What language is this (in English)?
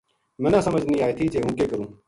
Gujari